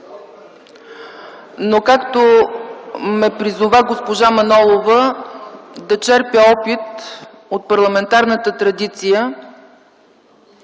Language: Bulgarian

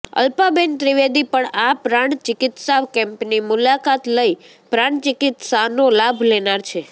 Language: Gujarati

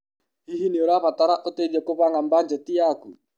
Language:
Kikuyu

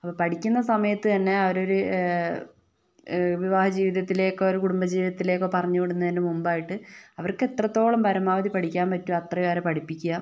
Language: Malayalam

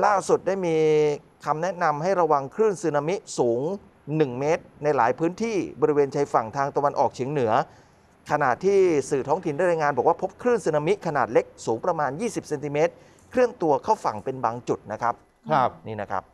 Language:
Thai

